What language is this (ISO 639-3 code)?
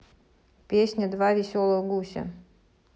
rus